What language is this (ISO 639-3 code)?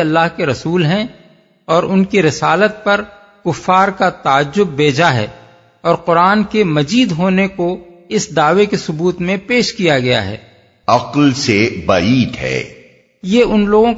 urd